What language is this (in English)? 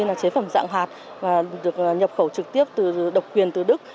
Vietnamese